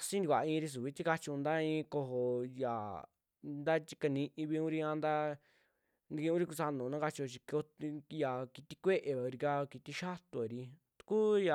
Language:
Western Juxtlahuaca Mixtec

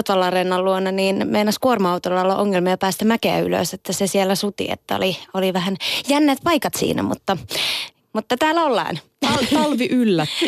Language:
Finnish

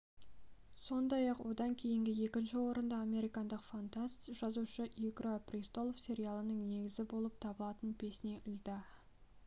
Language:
Kazakh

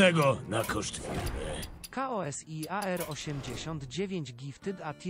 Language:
Polish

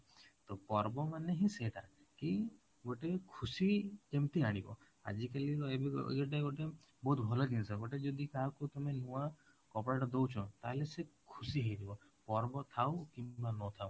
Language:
Odia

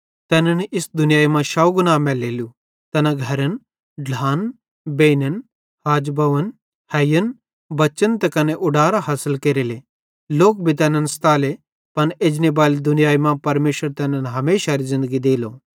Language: Bhadrawahi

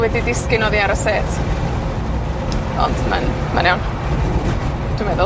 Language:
Welsh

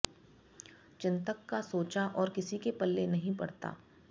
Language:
Sanskrit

